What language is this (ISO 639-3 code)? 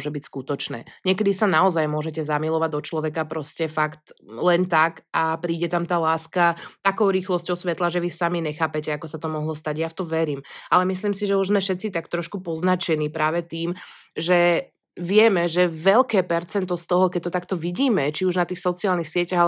slk